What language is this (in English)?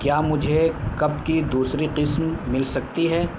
Urdu